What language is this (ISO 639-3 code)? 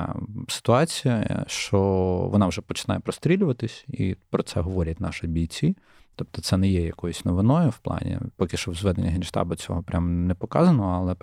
ukr